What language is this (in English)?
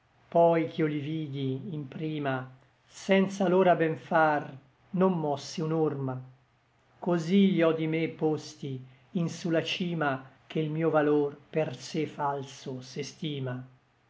Italian